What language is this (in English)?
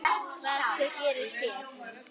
Icelandic